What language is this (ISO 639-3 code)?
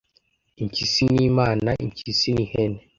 kin